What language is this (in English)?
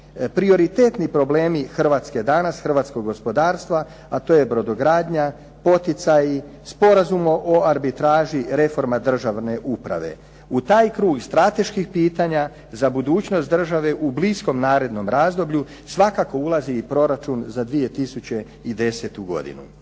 Croatian